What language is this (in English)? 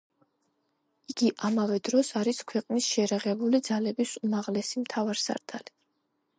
Georgian